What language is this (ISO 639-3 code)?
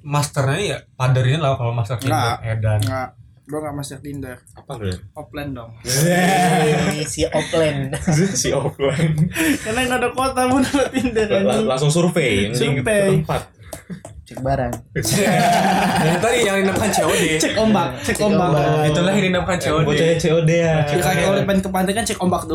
ind